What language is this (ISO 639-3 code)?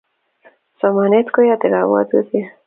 kln